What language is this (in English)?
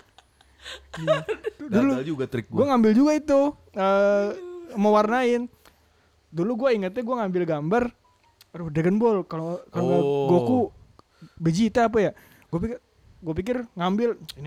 Indonesian